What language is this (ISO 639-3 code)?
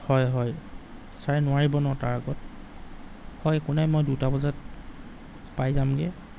asm